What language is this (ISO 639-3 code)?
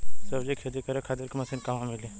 bho